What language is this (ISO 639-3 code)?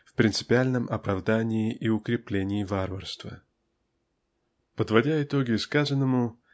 rus